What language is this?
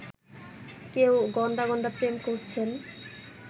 Bangla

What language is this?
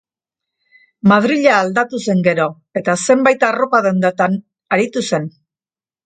Basque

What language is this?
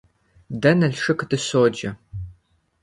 Kabardian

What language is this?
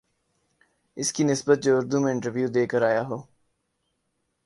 Urdu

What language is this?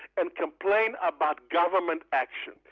English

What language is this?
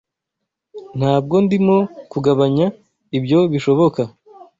Kinyarwanda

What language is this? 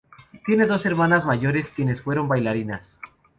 Spanish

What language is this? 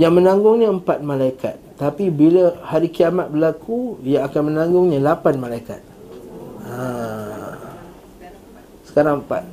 Malay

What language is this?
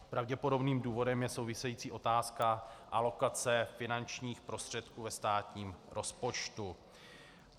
Czech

